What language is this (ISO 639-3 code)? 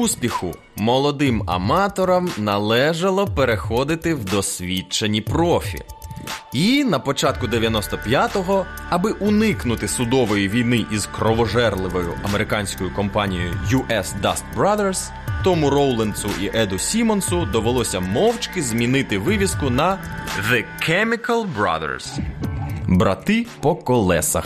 ukr